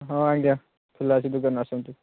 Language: Odia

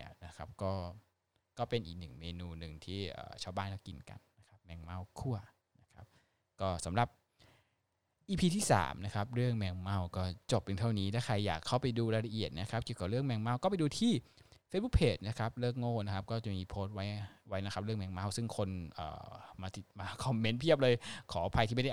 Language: Thai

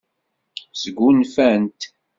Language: Kabyle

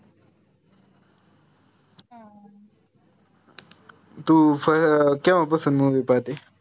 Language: Marathi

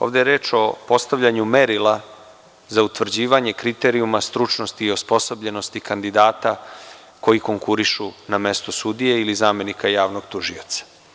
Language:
Serbian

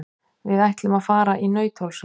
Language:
Icelandic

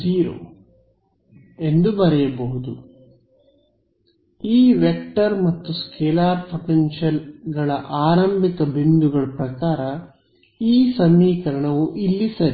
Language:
Kannada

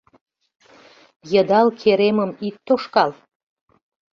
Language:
Mari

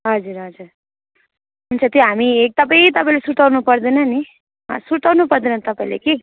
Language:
Nepali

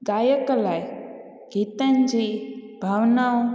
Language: Sindhi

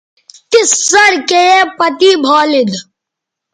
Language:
Bateri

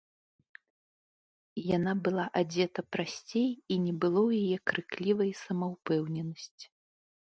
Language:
Belarusian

